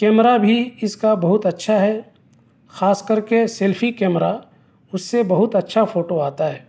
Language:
Urdu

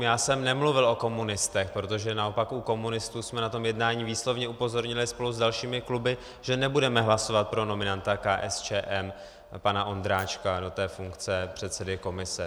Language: Czech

